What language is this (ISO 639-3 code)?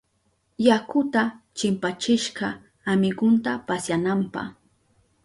qup